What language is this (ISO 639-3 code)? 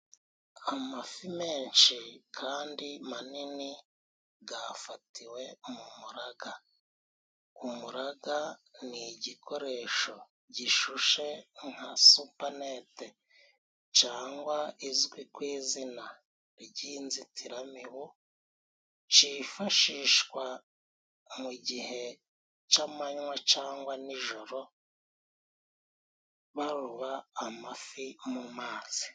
kin